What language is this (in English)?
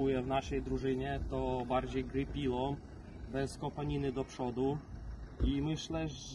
Polish